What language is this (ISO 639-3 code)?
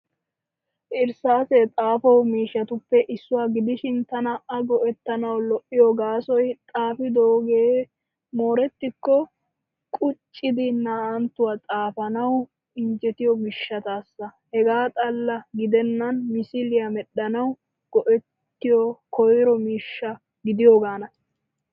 wal